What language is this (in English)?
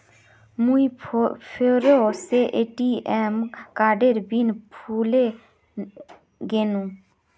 Magahi